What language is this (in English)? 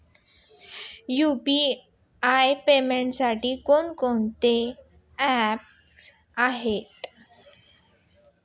Marathi